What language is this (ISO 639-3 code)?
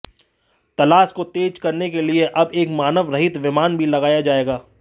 hin